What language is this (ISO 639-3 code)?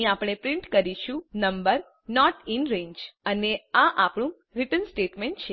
guj